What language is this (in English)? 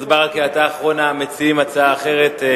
Hebrew